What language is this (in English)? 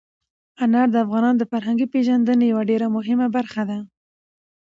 Pashto